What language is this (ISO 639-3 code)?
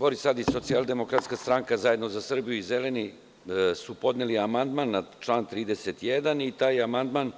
srp